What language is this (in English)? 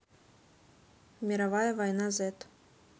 Russian